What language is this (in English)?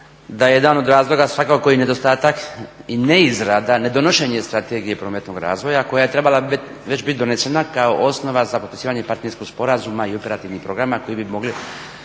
Croatian